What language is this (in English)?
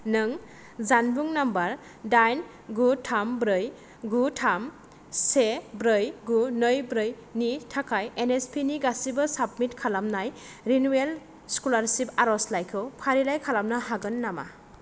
Bodo